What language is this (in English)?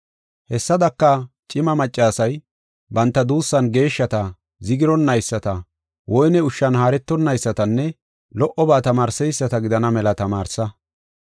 Gofa